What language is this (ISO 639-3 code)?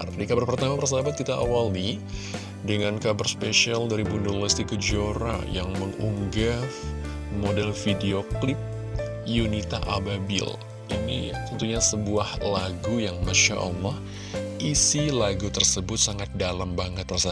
ind